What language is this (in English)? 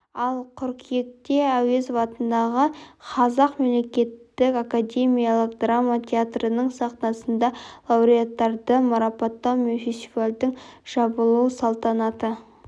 Kazakh